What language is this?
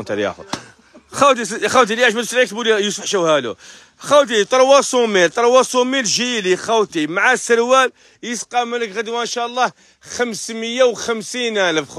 Arabic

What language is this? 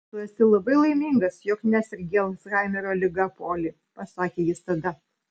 Lithuanian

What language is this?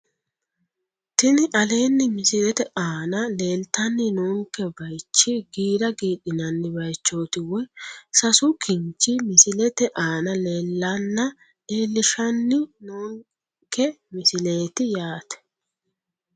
Sidamo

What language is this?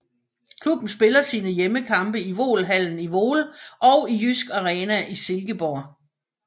Danish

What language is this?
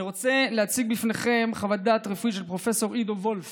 Hebrew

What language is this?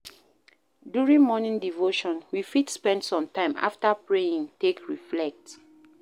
Nigerian Pidgin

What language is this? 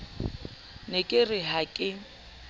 Southern Sotho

